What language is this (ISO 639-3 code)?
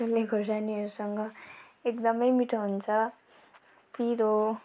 nep